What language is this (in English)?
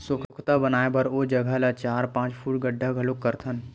Chhattisgarhi